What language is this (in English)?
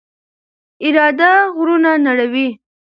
Pashto